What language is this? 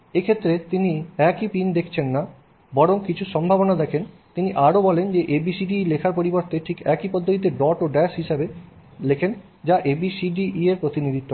Bangla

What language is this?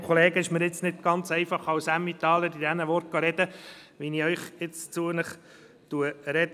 Swiss German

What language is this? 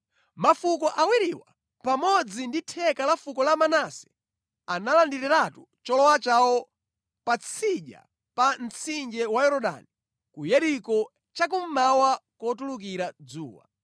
Nyanja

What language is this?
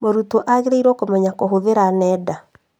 Kikuyu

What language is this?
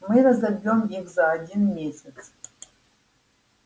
Russian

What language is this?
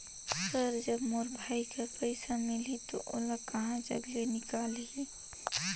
Chhattisgarhi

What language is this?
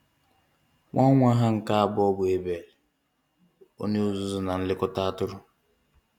Igbo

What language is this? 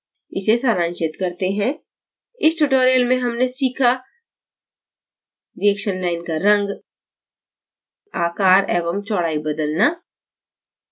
Hindi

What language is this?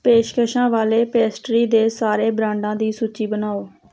Punjabi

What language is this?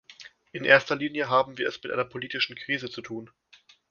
German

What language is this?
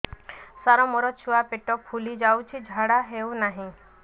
Odia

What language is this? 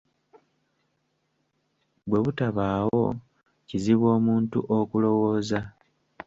Ganda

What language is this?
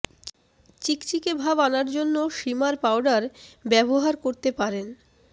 Bangla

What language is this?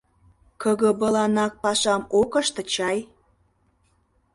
Mari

